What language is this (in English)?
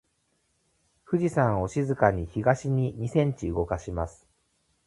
Japanese